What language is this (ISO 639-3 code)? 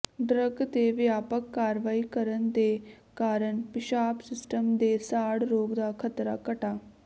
pan